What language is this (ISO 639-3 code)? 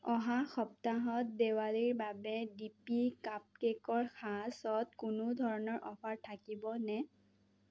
asm